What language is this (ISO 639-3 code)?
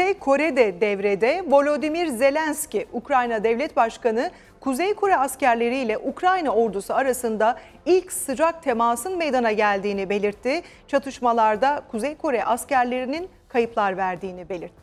tur